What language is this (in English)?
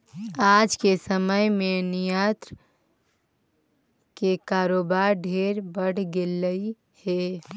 Magahi